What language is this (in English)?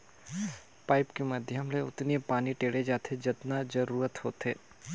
Chhattisgarhi